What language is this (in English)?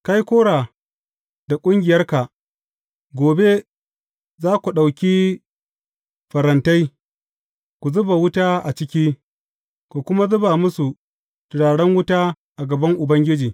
Hausa